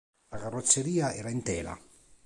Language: Italian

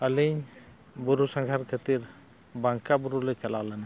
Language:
Santali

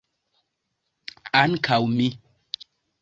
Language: Esperanto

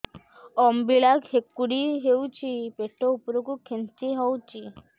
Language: Odia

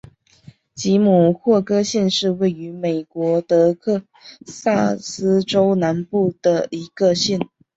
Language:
Chinese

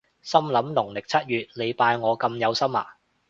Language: Cantonese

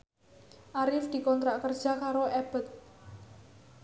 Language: Javanese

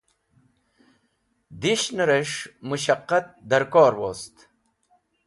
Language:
Wakhi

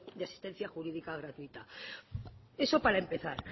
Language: Spanish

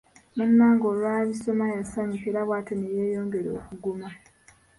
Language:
Ganda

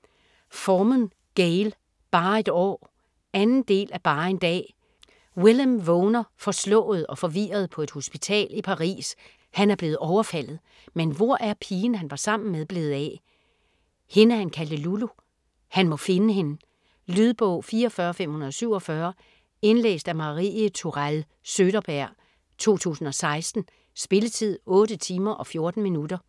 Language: Danish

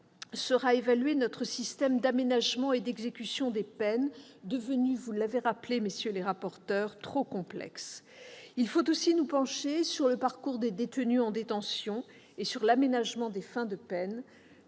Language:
French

